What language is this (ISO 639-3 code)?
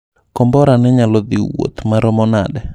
luo